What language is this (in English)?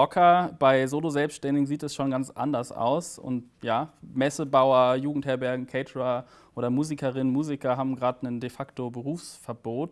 German